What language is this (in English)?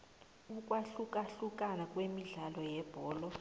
South Ndebele